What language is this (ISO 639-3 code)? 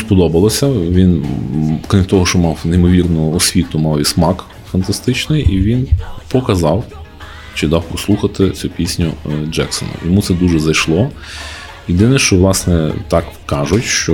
ukr